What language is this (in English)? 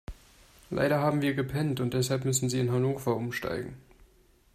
German